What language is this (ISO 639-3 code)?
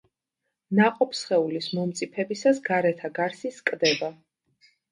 kat